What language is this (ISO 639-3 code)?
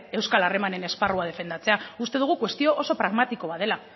eus